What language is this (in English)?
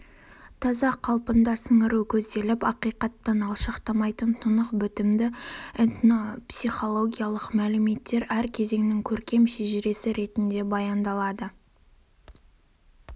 Kazakh